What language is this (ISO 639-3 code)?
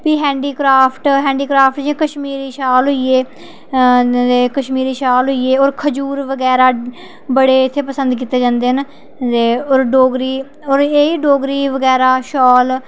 doi